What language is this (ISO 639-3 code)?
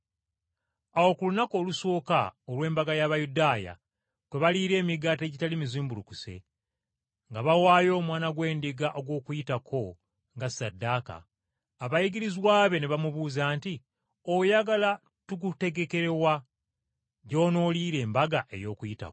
lug